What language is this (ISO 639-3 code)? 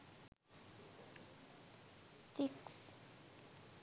sin